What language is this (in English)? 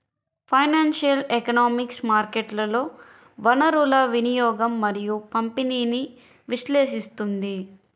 Telugu